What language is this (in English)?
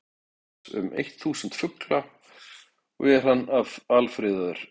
Icelandic